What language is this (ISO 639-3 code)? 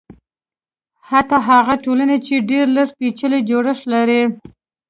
pus